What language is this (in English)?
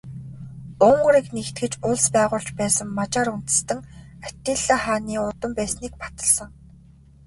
Mongolian